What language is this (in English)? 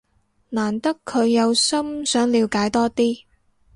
Cantonese